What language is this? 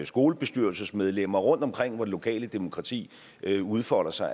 Danish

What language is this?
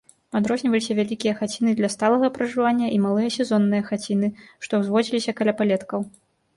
Belarusian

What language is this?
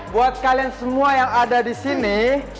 Indonesian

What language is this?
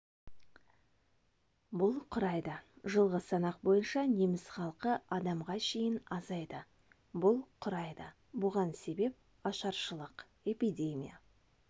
Kazakh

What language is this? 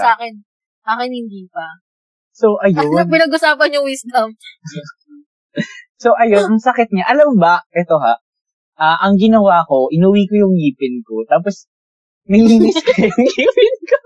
Filipino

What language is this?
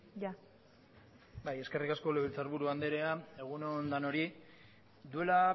Basque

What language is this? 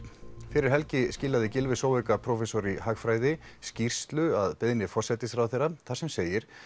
Icelandic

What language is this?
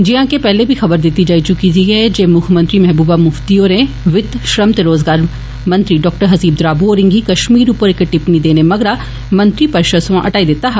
Dogri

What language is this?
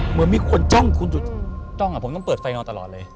Thai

